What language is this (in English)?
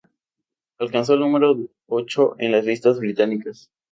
Spanish